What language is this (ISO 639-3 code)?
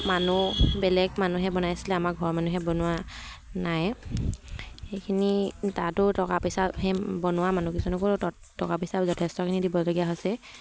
asm